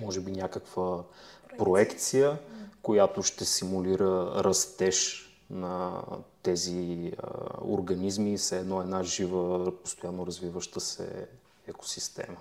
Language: Bulgarian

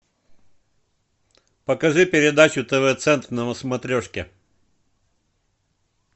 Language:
Russian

